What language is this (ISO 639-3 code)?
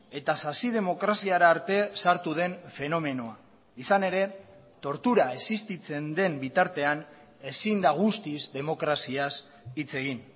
eus